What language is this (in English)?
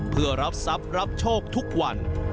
Thai